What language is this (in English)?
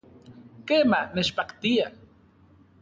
Central Puebla Nahuatl